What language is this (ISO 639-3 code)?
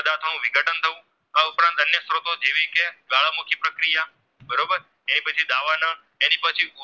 guj